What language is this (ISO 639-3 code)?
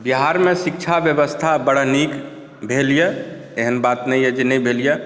mai